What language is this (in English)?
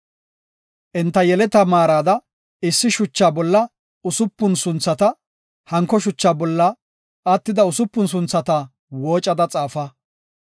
Gofa